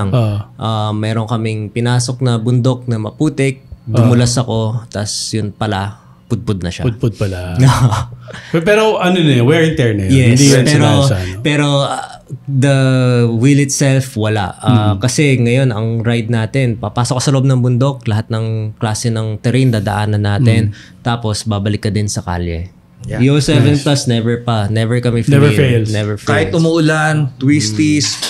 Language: Filipino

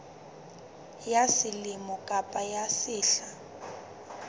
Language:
Southern Sotho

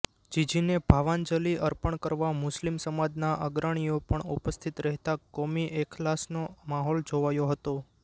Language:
Gujarati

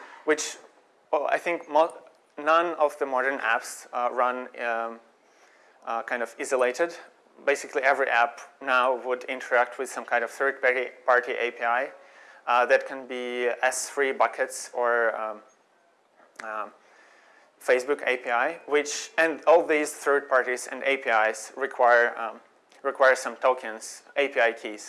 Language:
English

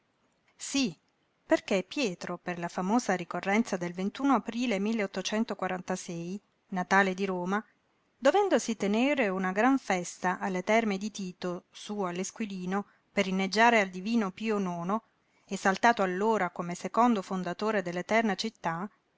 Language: Italian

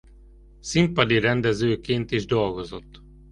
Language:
Hungarian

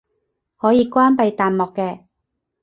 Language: Cantonese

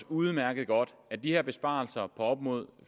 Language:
Danish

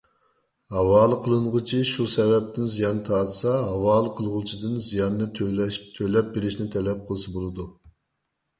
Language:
Uyghur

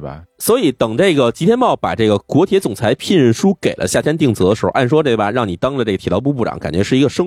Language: Chinese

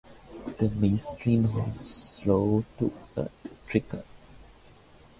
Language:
English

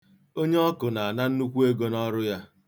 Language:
Igbo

